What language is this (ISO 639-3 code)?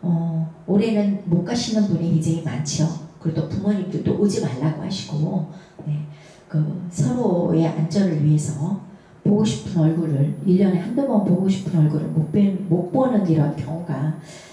kor